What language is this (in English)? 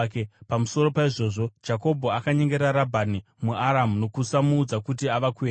Shona